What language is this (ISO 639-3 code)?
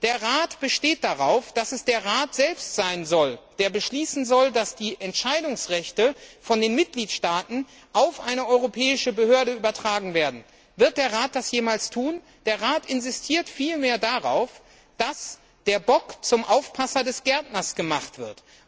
deu